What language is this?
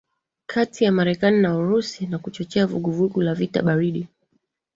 Swahili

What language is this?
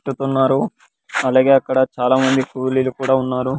Telugu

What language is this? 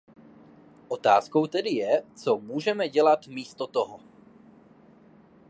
Czech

